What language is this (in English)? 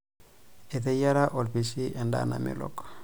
Masai